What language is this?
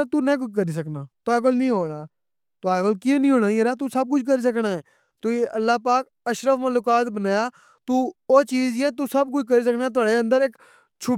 Pahari-Potwari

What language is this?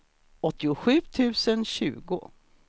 Swedish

